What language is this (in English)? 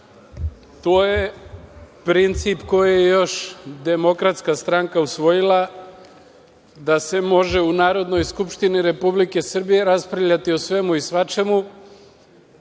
Serbian